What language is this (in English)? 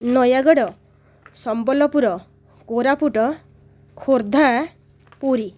Odia